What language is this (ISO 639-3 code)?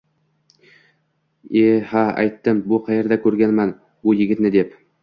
uzb